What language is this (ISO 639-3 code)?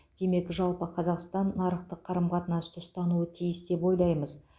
kaz